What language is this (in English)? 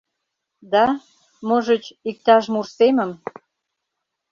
Mari